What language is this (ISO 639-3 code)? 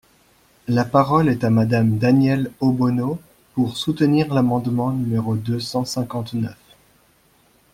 fra